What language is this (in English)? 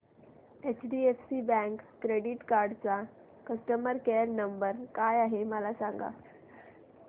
Marathi